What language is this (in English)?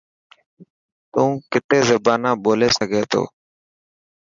Dhatki